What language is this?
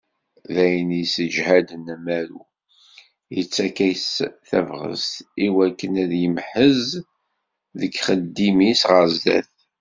Kabyle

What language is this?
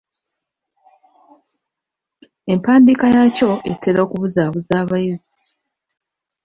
Ganda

